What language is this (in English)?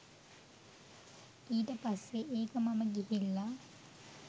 Sinhala